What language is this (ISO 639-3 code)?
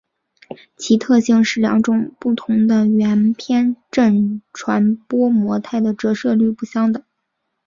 zho